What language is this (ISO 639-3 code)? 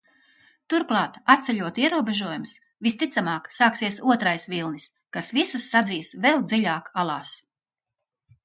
lav